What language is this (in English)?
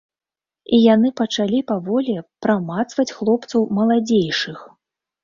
Belarusian